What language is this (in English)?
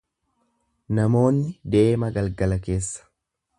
Oromo